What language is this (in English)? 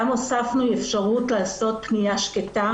Hebrew